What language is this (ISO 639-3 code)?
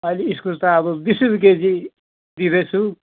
nep